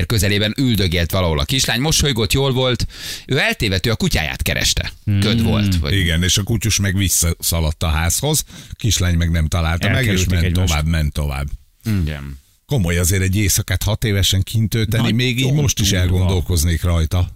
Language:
Hungarian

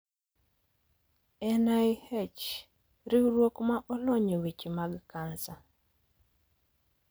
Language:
Luo (Kenya and Tanzania)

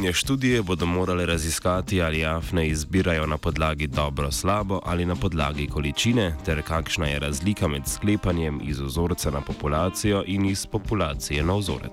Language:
Croatian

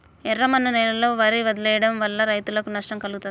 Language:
Telugu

